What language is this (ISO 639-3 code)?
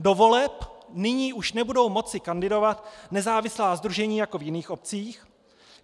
ces